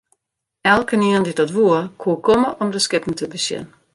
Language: Western Frisian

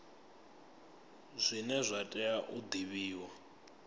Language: Venda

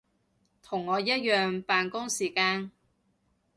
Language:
Cantonese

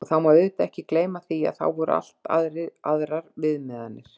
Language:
Icelandic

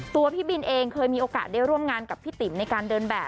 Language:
Thai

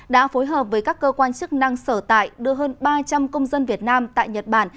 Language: Vietnamese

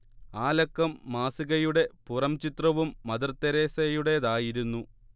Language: Malayalam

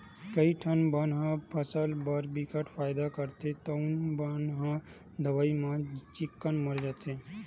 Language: Chhattisgarhi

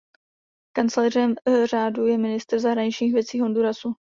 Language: Czech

